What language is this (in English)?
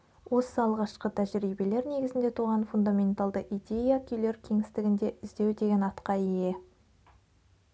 Kazakh